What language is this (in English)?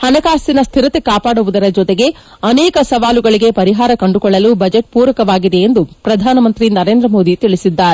Kannada